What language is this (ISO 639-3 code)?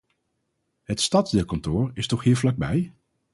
nld